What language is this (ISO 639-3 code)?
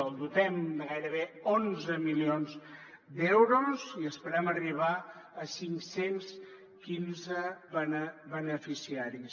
cat